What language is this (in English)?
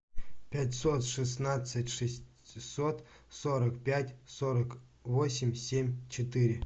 Russian